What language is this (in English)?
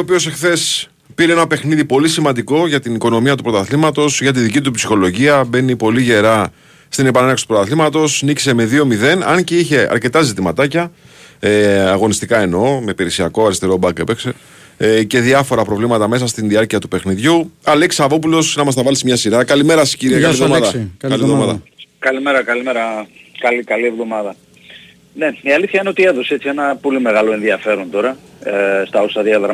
Greek